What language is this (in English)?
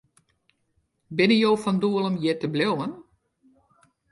Western Frisian